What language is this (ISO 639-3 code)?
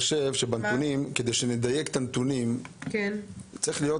heb